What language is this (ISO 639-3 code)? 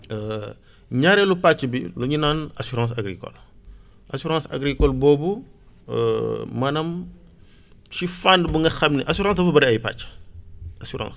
wol